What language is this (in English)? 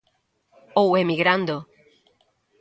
Galician